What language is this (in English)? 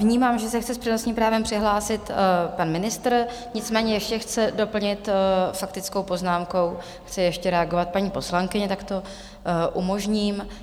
Czech